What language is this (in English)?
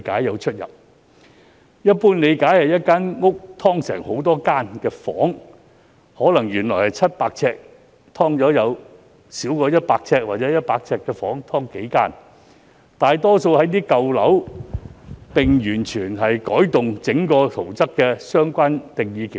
Cantonese